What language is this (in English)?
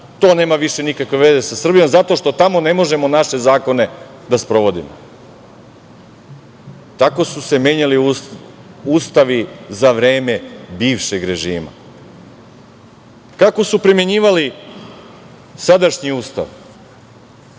Serbian